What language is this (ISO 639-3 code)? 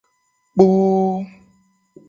gej